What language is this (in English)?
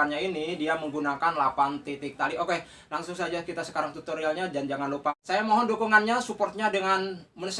Indonesian